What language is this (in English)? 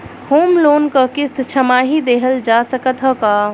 Bhojpuri